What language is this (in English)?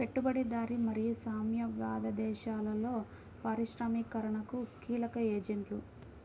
Telugu